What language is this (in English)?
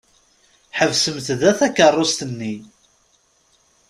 Kabyle